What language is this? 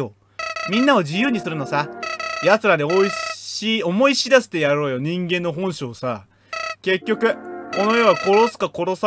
Japanese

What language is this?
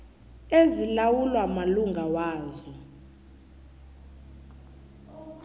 South Ndebele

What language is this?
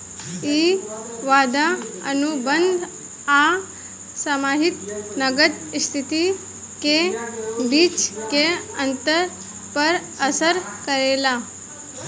Bhojpuri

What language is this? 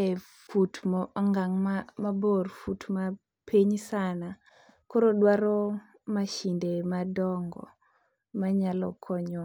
Luo (Kenya and Tanzania)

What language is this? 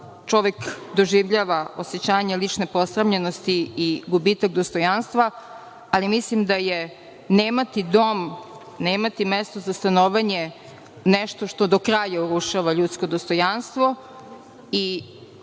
Serbian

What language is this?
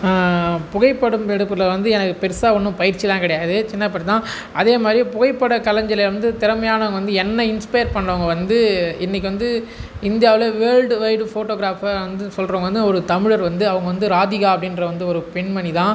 Tamil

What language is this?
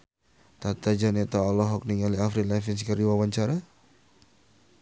Sundanese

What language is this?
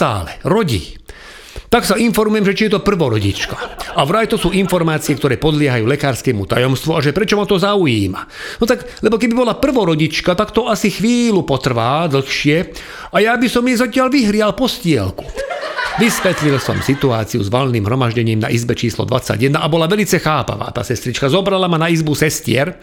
Slovak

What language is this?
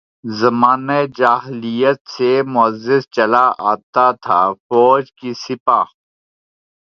Urdu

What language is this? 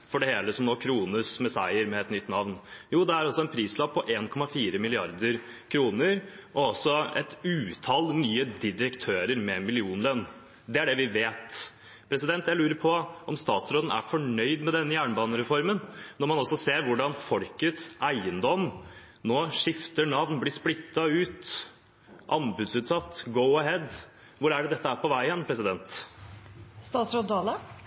Norwegian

